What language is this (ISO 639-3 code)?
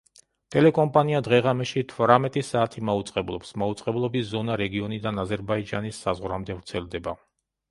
kat